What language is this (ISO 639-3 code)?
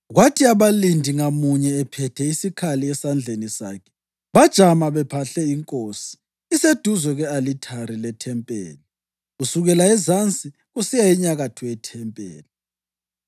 nde